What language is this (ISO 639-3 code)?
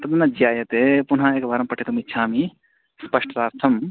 san